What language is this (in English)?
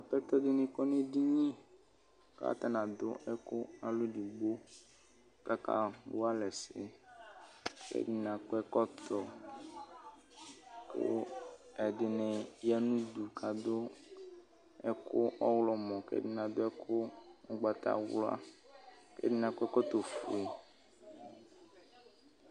Ikposo